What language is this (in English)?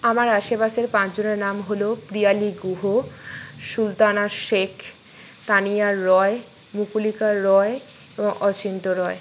Bangla